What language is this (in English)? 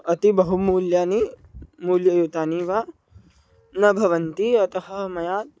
Sanskrit